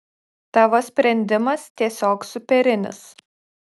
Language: Lithuanian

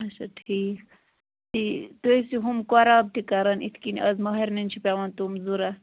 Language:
Kashmiri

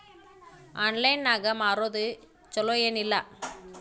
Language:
Kannada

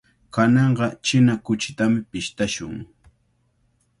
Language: Cajatambo North Lima Quechua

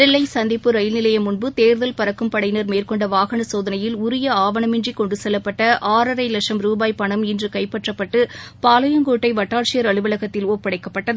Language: Tamil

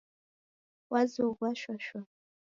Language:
Taita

